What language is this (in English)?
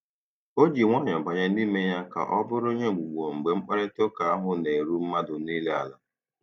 Igbo